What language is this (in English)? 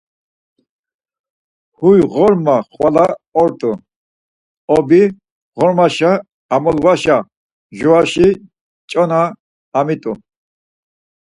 Laz